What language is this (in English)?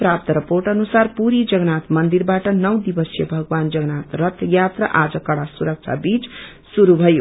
Nepali